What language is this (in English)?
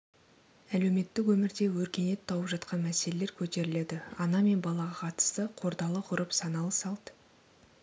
Kazakh